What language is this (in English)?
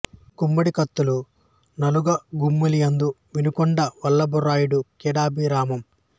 Telugu